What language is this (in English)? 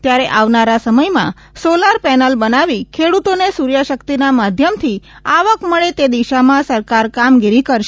Gujarati